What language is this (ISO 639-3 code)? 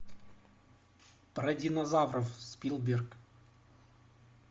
rus